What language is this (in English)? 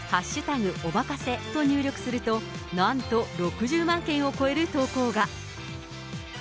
Japanese